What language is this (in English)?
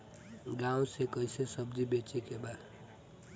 Bhojpuri